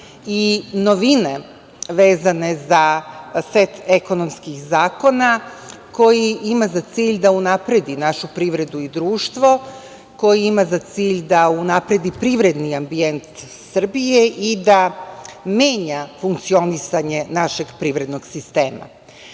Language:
Serbian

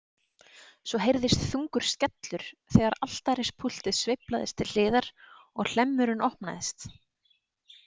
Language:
Icelandic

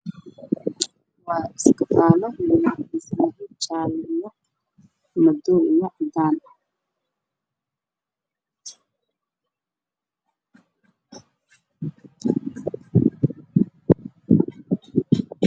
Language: Somali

